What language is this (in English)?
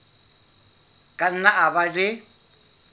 Southern Sotho